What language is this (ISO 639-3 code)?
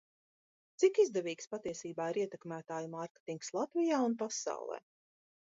lav